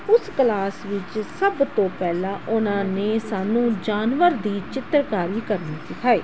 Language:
Punjabi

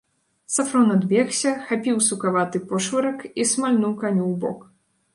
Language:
Belarusian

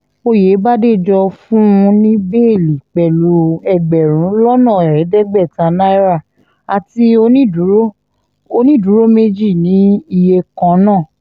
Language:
Yoruba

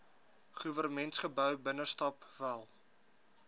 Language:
Afrikaans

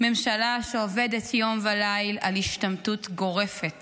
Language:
Hebrew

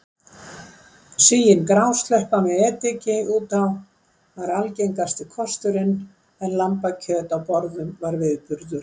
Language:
Icelandic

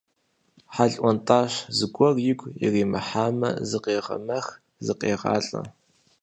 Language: Kabardian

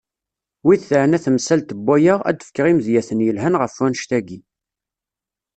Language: Kabyle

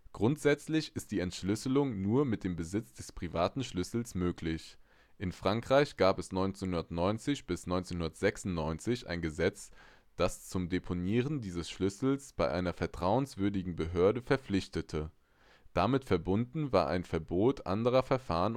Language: German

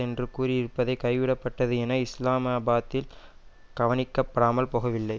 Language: Tamil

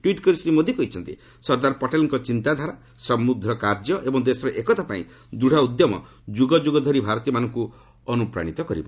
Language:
Odia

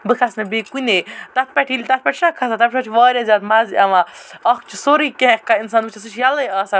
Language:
Kashmiri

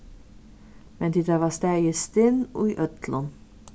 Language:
Faroese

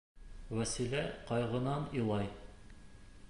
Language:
Bashkir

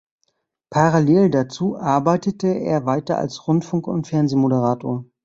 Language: German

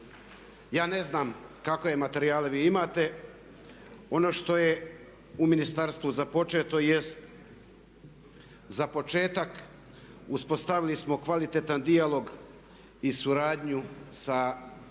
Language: Croatian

